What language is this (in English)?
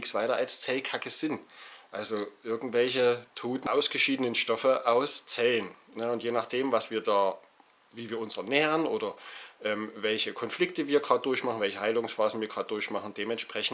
German